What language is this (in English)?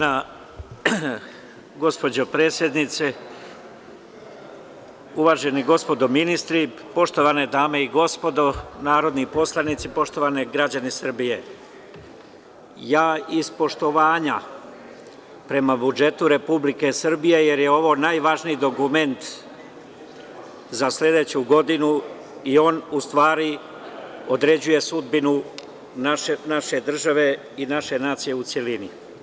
Serbian